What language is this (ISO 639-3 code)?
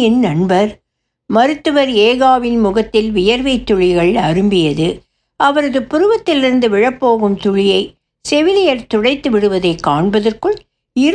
tam